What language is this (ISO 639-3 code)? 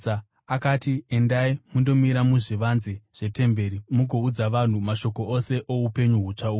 sna